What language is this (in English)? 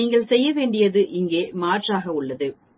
Tamil